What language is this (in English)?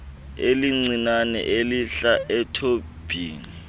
Xhosa